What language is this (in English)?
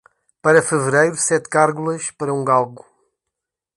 Portuguese